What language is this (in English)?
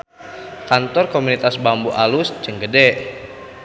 Sundanese